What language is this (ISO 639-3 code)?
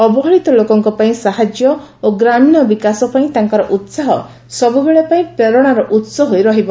ori